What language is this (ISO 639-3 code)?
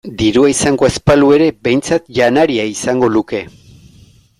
eus